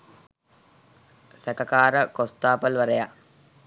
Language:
Sinhala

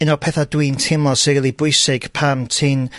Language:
Welsh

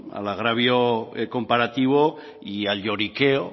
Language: Spanish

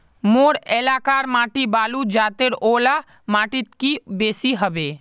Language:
Magahi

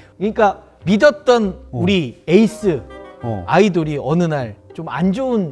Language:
Korean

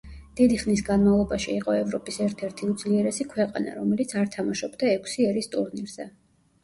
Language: Georgian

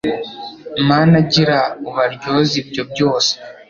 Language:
Kinyarwanda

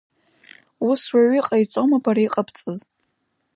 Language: Abkhazian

